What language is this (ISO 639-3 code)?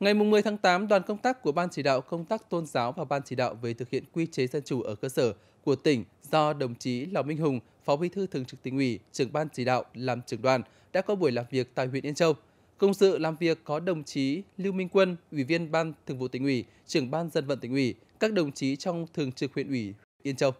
vie